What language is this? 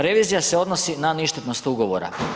Croatian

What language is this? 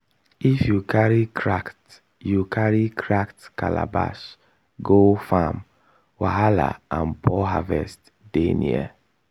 Nigerian Pidgin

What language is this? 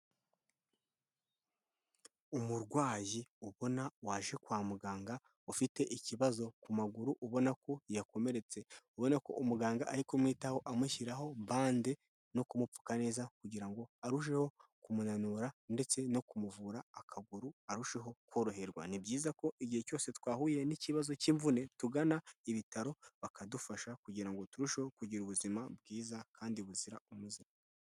Kinyarwanda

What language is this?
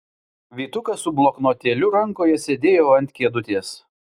Lithuanian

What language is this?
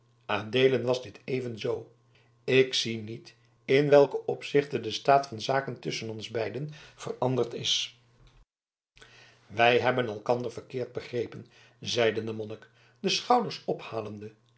Dutch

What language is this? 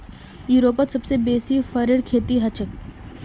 Magahi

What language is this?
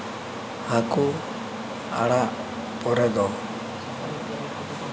Santali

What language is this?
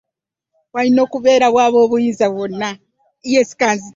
Ganda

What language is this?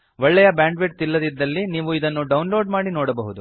Kannada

